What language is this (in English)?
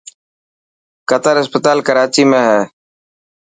Dhatki